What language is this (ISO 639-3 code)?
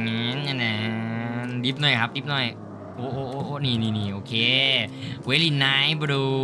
tha